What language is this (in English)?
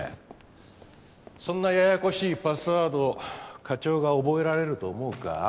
Japanese